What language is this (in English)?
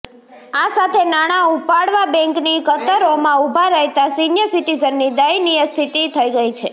Gujarati